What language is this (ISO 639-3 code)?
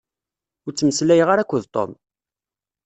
kab